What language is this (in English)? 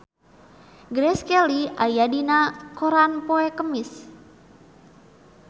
Sundanese